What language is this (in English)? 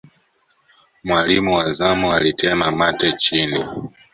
Swahili